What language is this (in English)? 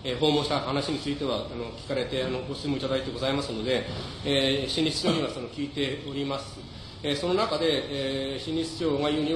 Japanese